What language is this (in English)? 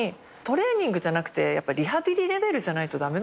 Japanese